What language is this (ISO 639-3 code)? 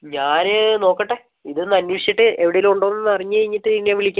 mal